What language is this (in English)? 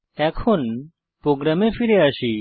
Bangla